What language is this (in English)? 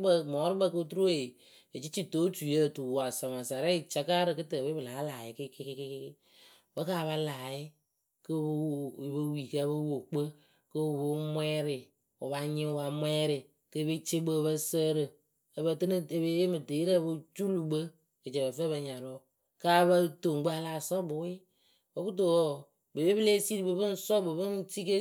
Akebu